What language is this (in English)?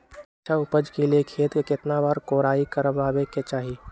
Magahi